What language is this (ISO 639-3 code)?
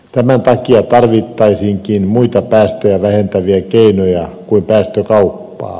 fin